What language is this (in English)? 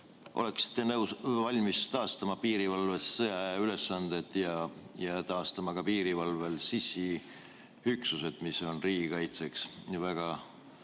Estonian